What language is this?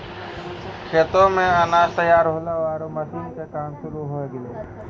Maithili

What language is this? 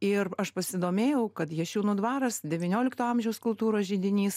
Lithuanian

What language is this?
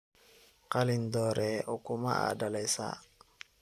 Somali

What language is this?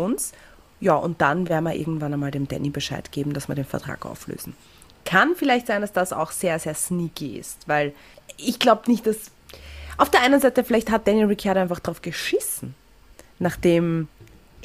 German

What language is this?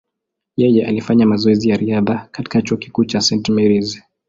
Swahili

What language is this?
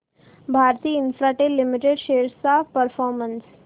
Marathi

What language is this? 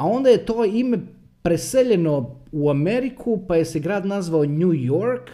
Croatian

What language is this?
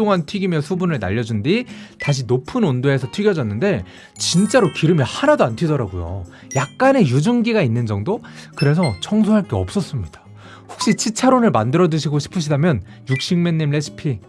Korean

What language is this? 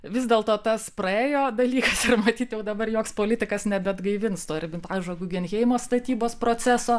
Lithuanian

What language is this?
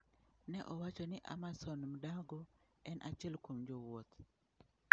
Luo (Kenya and Tanzania)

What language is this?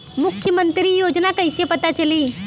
Bhojpuri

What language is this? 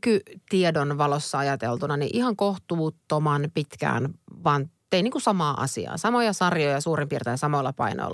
Finnish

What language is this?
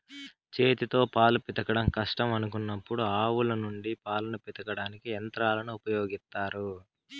Telugu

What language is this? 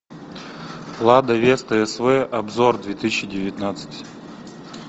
Russian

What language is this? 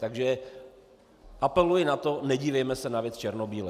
Czech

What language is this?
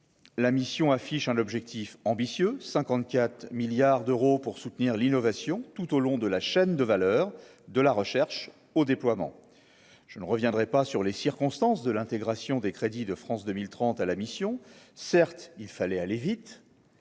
French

